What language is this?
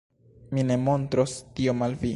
Esperanto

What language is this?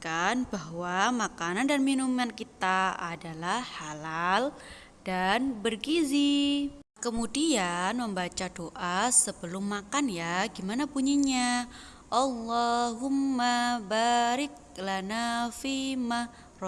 Indonesian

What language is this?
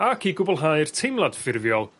Welsh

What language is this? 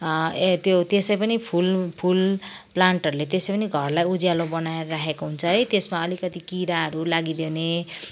Nepali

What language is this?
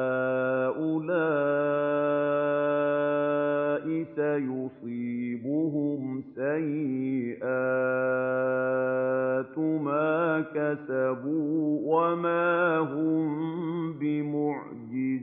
Arabic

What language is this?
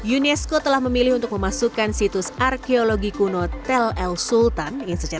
Indonesian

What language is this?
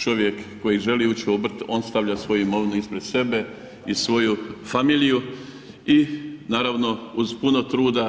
Croatian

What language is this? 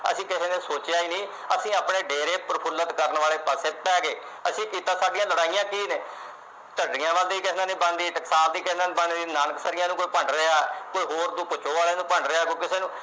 Punjabi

